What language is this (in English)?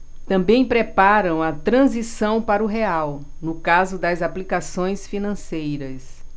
Portuguese